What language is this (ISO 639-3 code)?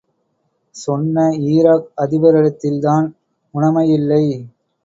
tam